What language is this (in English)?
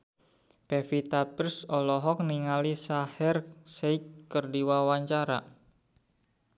Sundanese